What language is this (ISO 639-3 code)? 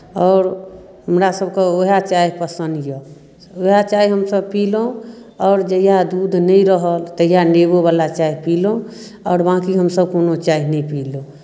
mai